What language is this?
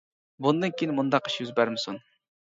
Uyghur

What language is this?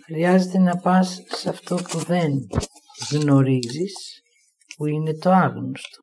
Greek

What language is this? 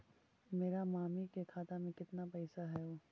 Magahi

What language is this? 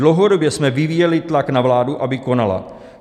Czech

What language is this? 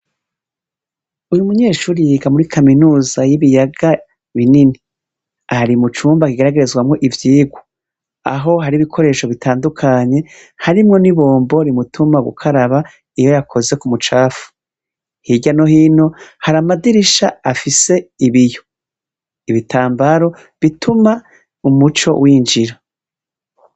Rundi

